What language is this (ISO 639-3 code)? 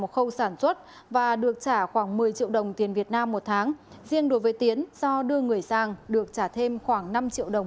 vie